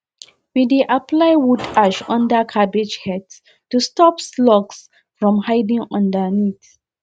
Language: Nigerian Pidgin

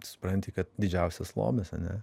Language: Lithuanian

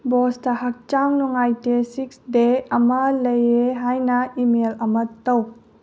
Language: Manipuri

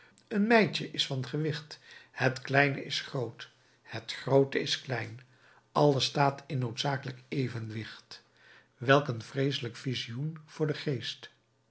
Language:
Dutch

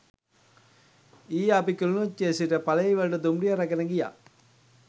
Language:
Sinhala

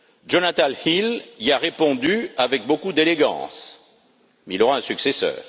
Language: French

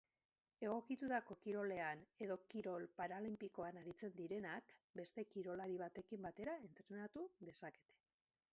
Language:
Basque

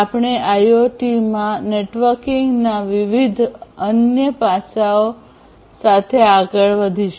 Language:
Gujarati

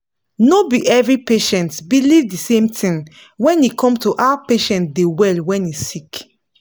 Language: Nigerian Pidgin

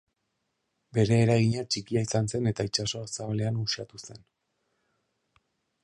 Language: Basque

